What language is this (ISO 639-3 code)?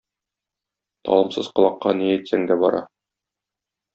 tat